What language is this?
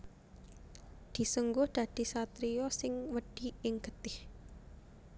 Javanese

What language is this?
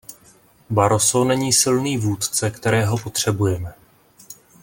Czech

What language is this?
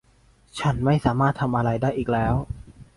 Thai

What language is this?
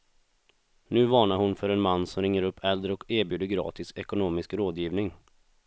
Swedish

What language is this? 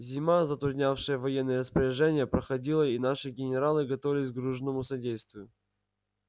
Russian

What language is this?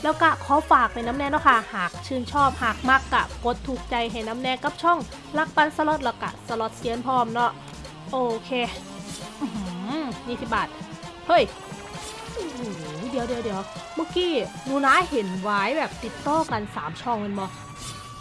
Thai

